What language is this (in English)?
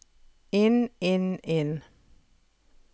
Norwegian